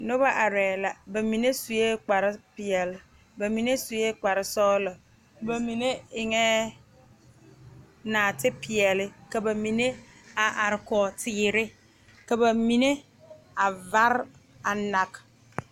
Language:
Southern Dagaare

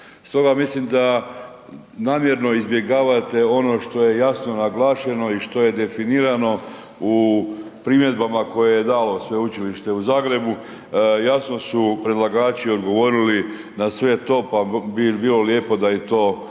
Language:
Croatian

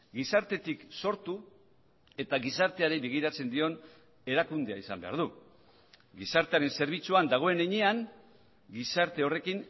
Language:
Basque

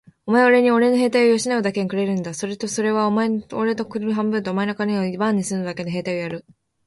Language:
Japanese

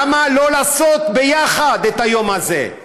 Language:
Hebrew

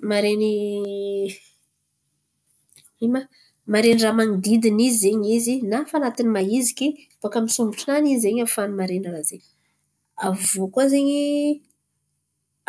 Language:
Antankarana Malagasy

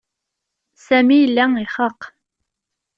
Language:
Kabyle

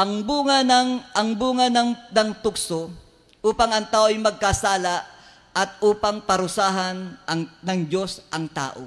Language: Filipino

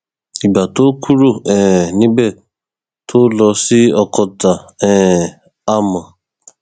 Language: Yoruba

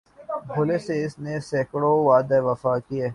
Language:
Urdu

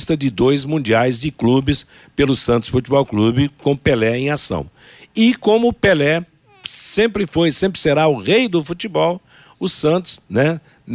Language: Portuguese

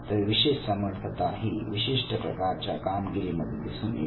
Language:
Marathi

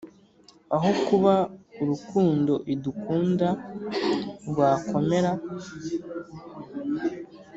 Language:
Kinyarwanda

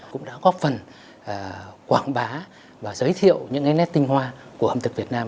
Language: Vietnamese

